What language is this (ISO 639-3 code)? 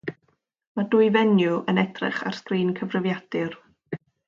cym